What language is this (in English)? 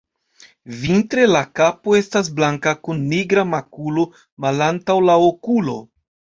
Esperanto